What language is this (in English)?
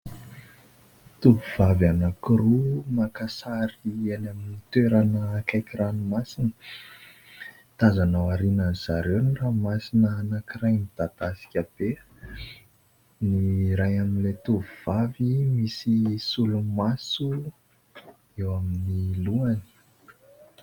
Malagasy